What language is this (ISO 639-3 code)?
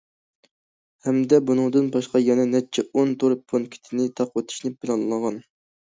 uig